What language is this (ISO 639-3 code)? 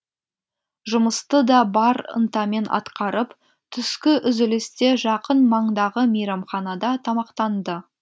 kaz